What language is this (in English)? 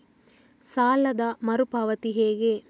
Kannada